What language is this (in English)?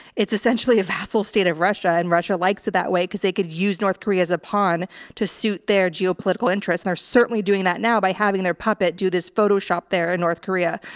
English